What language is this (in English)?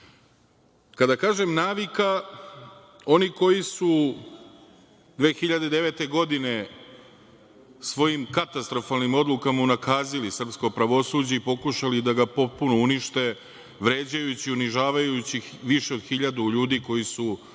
Serbian